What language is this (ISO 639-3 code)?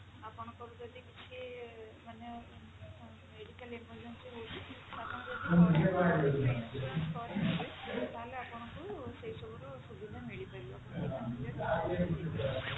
ori